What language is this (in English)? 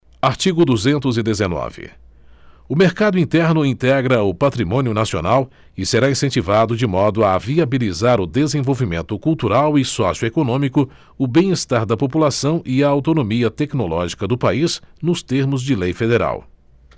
Portuguese